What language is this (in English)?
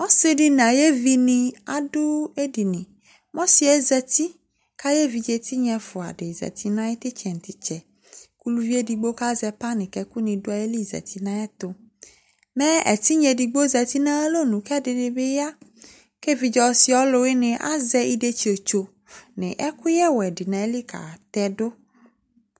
Ikposo